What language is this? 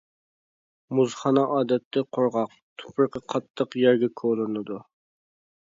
Uyghur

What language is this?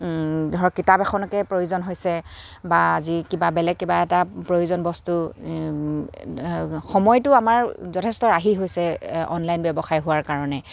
Assamese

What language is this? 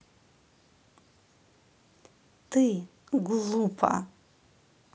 Russian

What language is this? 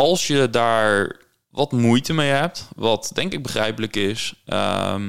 Dutch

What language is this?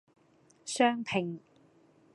Cantonese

